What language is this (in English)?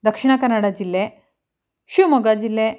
Kannada